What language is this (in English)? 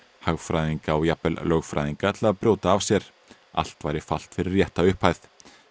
Icelandic